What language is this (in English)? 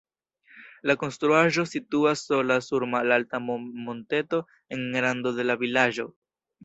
Esperanto